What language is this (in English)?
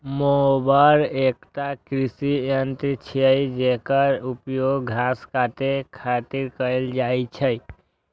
Maithili